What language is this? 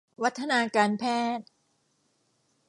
Thai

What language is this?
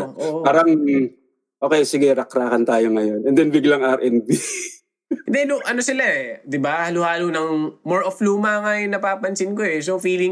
Filipino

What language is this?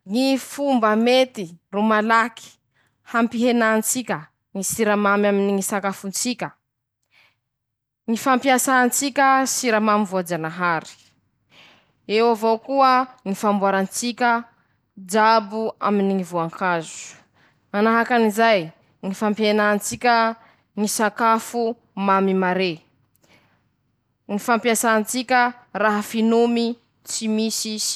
Masikoro Malagasy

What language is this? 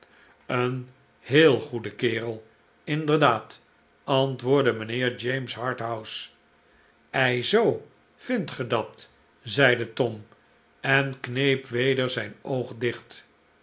Dutch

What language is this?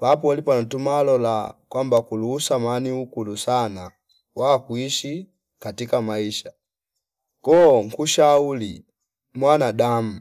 Fipa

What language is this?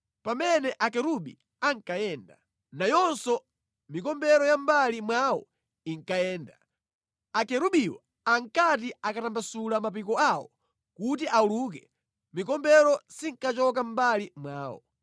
Nyanja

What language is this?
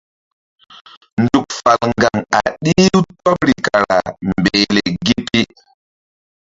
Mbum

